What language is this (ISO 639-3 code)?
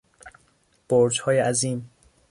fas